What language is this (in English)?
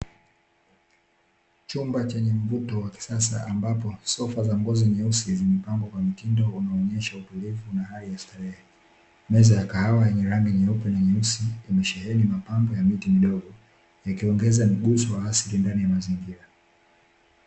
Swahili